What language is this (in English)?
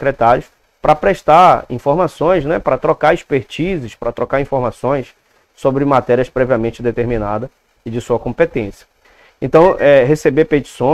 Portuguese